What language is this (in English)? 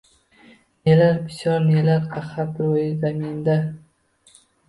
Uzbek